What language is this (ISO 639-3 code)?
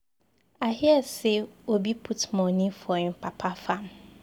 pcm